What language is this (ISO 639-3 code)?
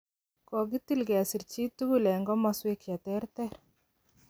kln